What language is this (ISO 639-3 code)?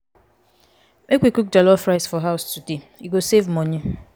pcm